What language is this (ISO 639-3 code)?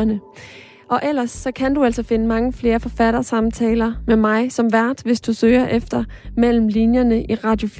dan